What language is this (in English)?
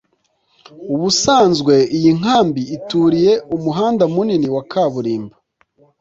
Kinyarwanda